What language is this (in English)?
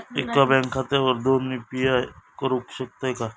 Marathi